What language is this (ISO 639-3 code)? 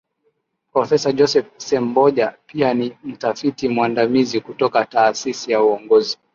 swa